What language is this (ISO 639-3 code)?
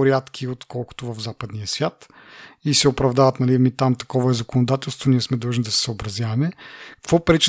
bul